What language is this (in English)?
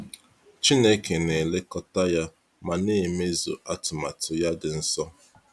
Igbo